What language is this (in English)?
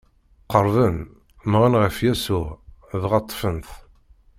Kabyle